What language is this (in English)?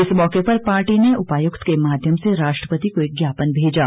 Hindi